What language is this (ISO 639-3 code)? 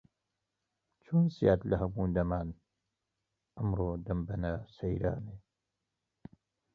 ckb